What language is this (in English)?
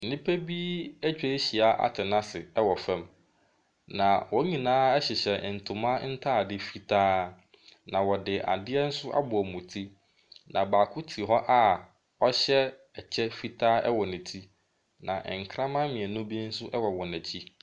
Akan